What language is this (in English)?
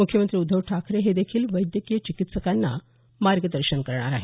Marathi